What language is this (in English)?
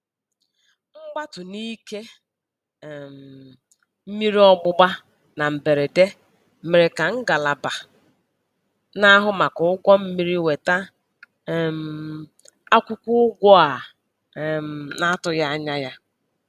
Igbo